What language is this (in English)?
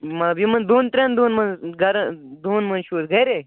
Kashmiri